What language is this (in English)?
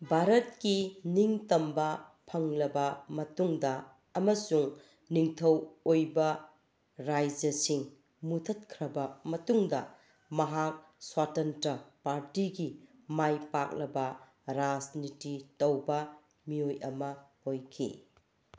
Manipuri